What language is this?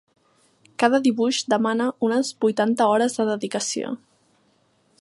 Catalan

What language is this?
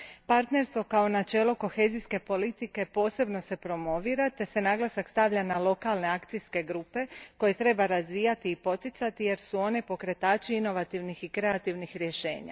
Croatian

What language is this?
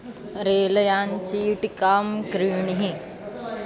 Sanskrit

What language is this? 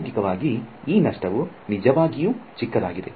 Kannada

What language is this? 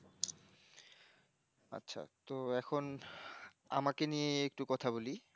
Bangla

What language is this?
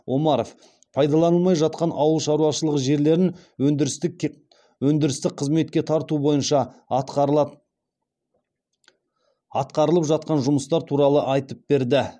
Kazakh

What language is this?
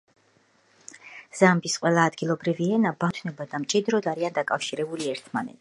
Georgian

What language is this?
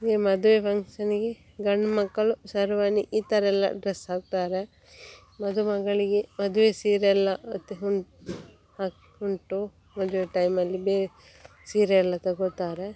Kannada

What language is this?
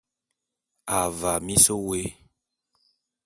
Bulu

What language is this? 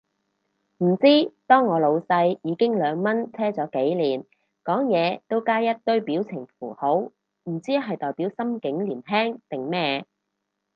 Cantonese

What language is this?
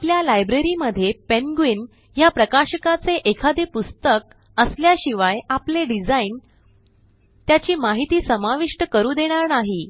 Marathi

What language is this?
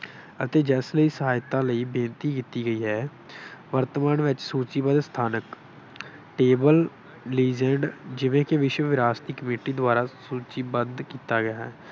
Punjabi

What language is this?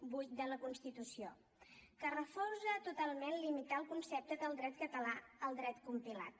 Catalan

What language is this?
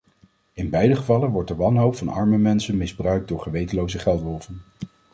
Dutch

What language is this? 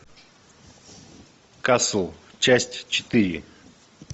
Russian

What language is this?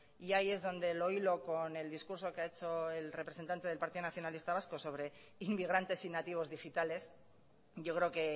Spanish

